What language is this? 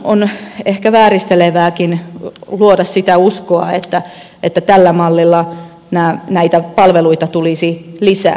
Finnish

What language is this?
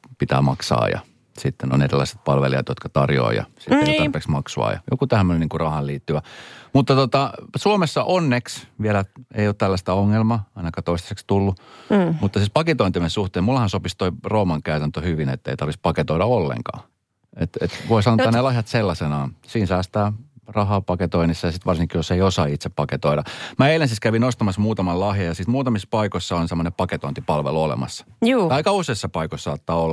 Finnish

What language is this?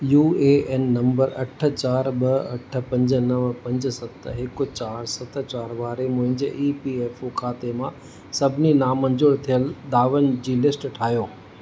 Sindhi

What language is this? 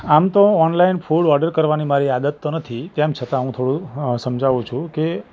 Gujarati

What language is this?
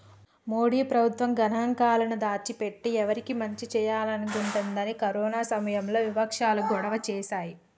Telugu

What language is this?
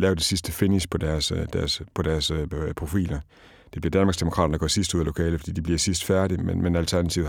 Danish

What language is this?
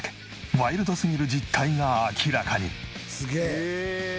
Japanese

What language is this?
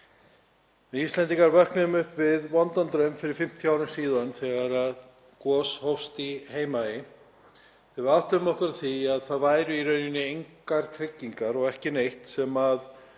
Icelandic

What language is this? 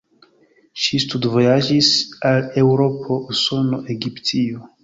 Esperanto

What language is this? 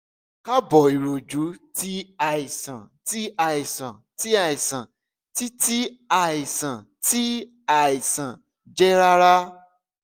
Yoruba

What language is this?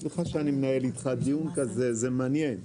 Hebrew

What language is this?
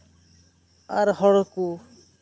Santali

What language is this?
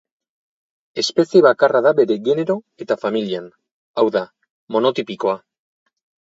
Basque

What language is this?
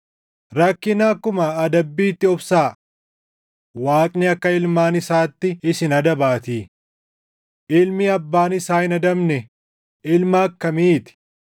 Oromo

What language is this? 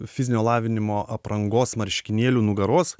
Lithuanian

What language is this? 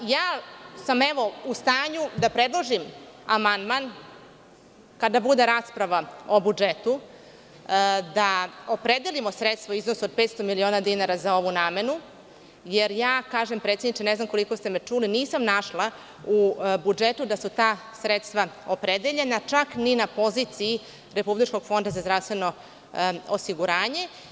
Serbian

